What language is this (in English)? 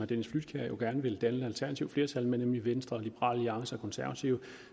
Danish